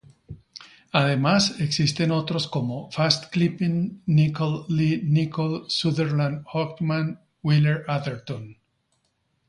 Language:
Spanish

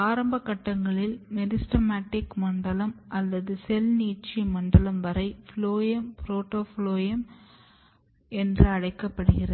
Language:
Tamil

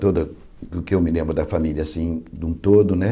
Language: Portuguese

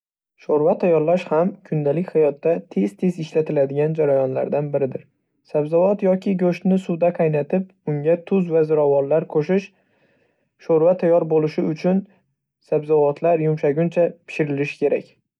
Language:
Uzbek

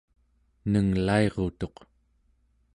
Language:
Central Yupik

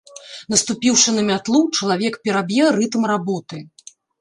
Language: Belarusian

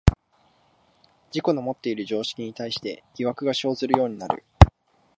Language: Japanese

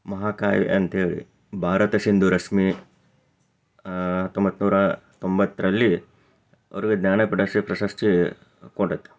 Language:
Kannada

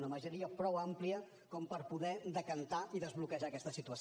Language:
Catalan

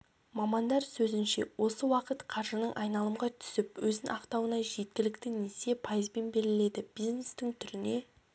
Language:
Kazakh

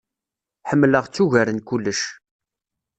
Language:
Kabyle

